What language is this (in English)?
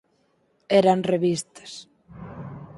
Galician